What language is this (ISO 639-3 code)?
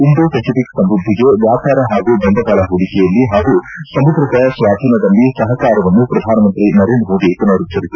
kan